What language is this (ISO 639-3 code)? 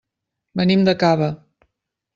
cat